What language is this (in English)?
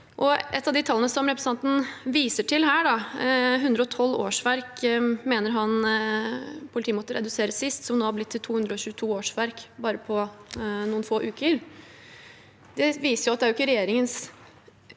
Norwegian